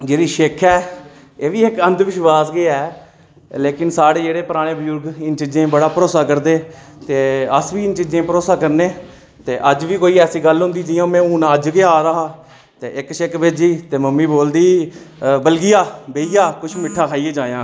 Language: Dogri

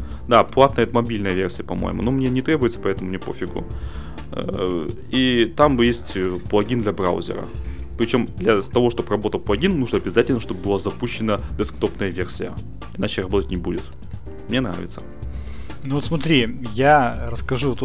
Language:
Russian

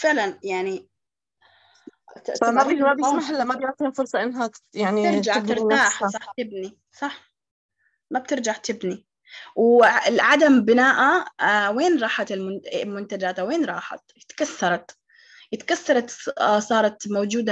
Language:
Arabic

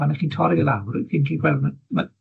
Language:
Welsh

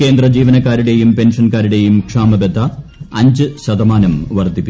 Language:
Malayalam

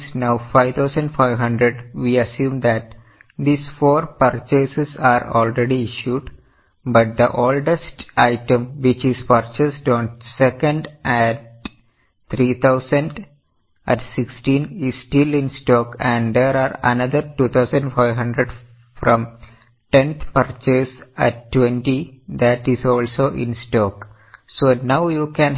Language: Malayalam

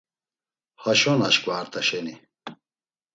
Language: Laz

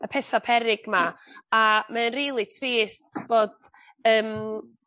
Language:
Welsh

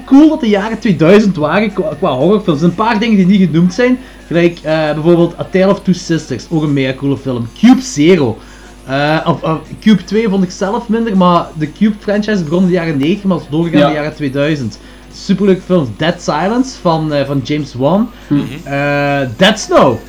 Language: Dutch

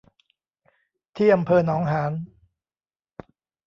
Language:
Thai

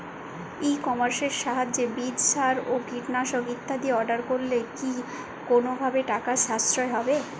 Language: Bangla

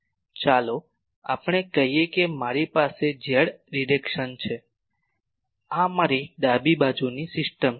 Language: Gujarati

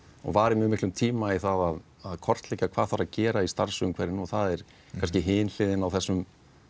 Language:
Icelandic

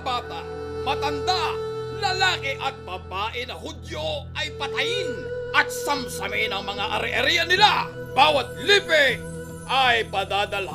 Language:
Filipino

